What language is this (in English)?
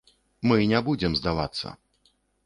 Belarusian